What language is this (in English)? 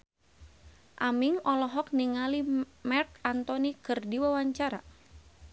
Sundanese